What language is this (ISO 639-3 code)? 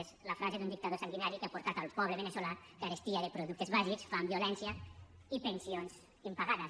cat